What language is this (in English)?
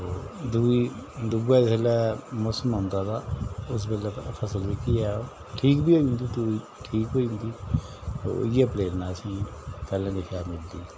Dogri